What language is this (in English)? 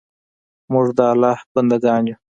Pashto